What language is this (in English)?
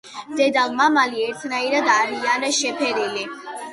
Georgian